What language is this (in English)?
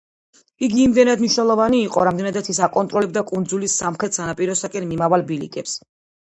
Georgian